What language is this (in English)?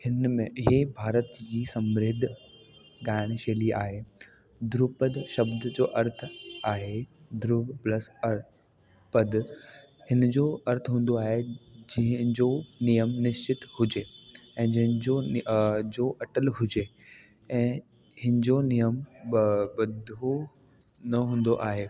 Sindhi